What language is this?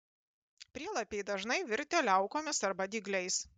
Lithuanian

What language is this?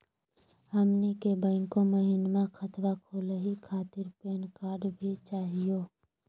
Magahi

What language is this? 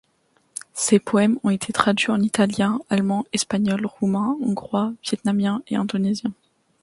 French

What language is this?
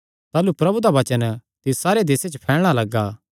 Kangri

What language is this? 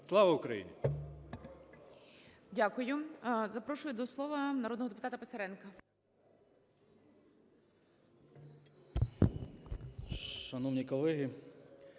Ukrainian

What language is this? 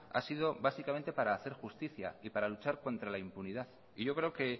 Spanish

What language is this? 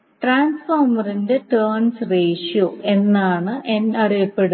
Malayalam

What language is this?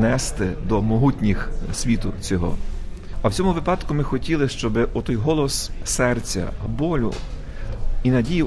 Ukrainian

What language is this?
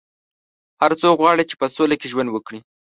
Pashto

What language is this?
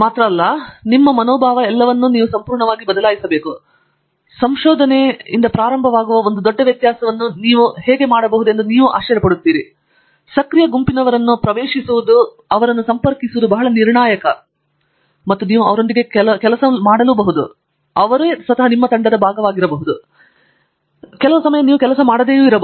Kannada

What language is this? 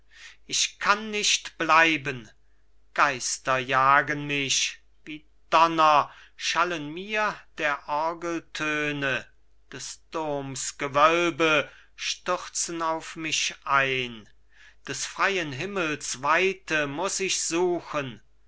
German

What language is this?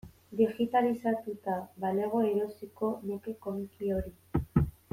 Basque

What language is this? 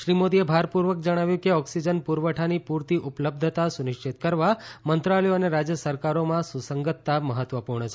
Gujarati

